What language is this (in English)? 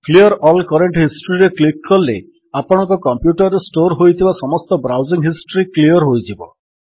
Odia